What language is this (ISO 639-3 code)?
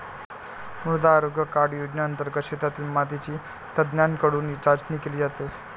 mar